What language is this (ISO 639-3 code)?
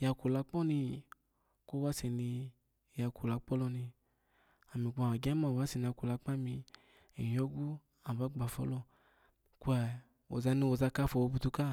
ala